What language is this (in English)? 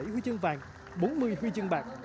Vietnamese